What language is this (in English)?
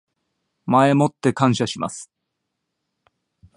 Japanese